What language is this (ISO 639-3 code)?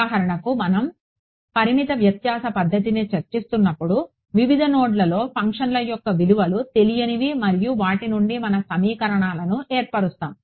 tel